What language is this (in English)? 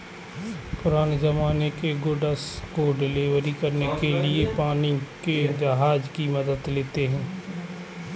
Hindi